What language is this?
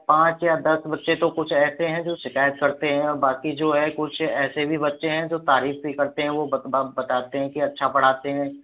Hindi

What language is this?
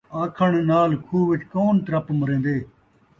Saraiki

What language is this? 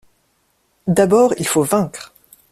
French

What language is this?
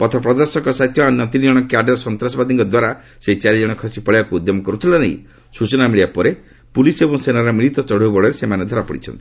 Odia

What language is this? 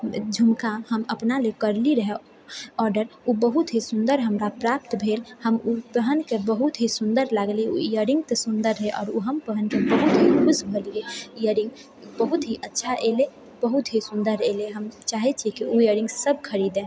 Maithili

